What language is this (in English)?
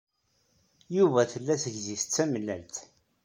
Kabyle